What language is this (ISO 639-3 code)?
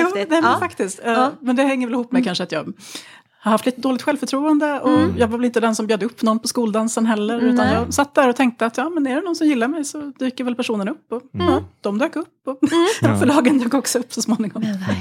swe